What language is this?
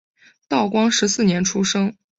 Chinese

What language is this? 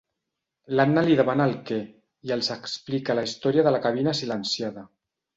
Catalan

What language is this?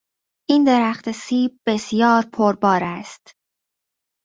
Persian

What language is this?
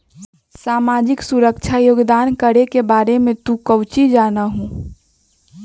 Magahi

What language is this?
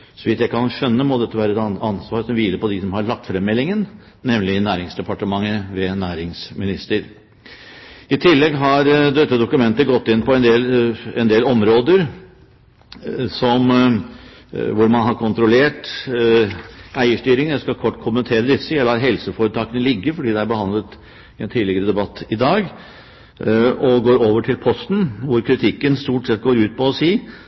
Norwegian Bokmål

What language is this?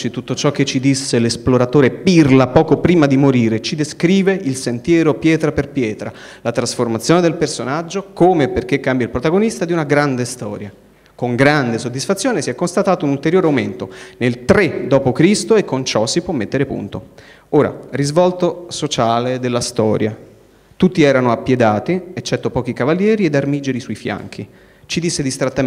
Italian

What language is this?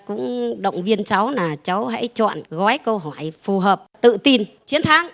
Vietnamese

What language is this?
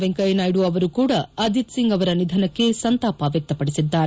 Kannada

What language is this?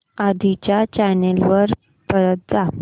Marathi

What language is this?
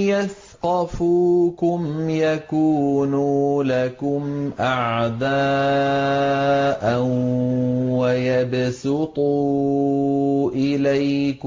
Arabic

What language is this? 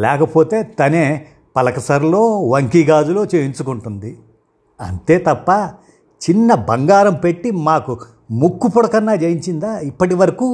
Telugu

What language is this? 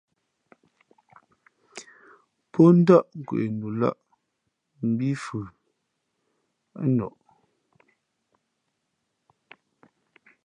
Fe'fe'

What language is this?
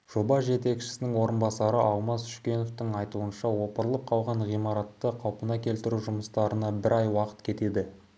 Kazakh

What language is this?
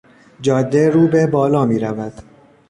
Persian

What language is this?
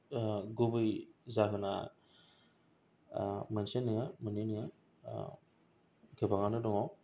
Bodo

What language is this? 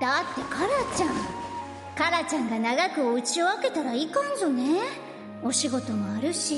Japanese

